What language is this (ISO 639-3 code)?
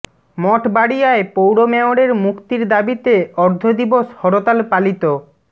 ben